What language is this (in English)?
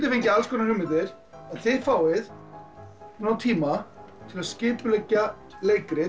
Icelandic